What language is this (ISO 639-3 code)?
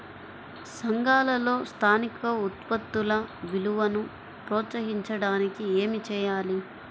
tel